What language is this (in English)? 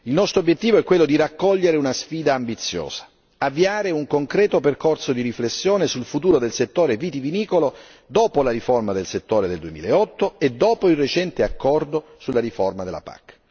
Italian